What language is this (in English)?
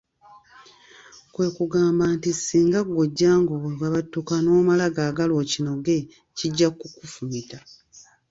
Ganda